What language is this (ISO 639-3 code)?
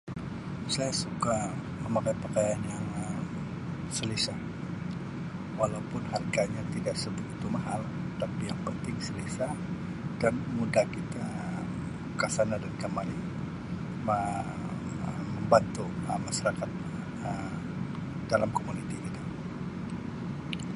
msi